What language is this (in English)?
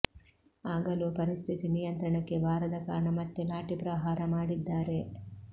Kannada